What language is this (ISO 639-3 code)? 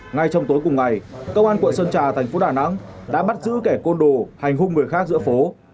vie